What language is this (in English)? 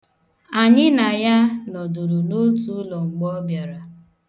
Igbo